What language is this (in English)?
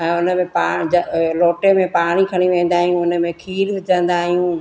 Sindhi